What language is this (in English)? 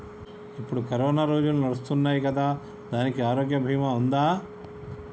Telugu